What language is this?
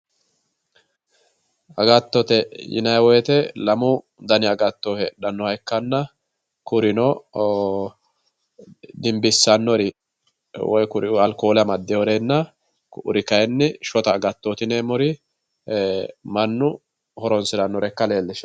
Sidamo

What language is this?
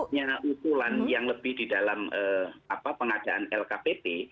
Indonesian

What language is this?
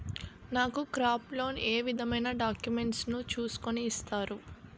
Telugu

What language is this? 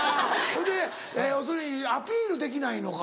Japanese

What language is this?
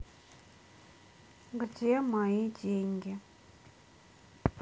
Russian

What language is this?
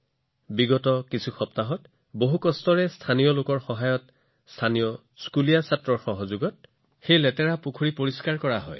Assamese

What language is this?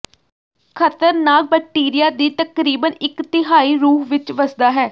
Punjabi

